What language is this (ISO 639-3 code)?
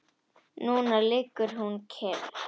isl